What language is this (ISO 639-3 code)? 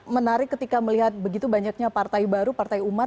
ind